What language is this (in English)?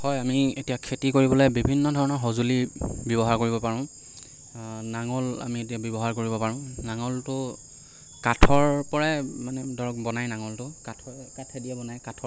Assamese